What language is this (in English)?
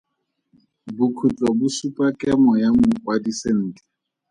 Tswana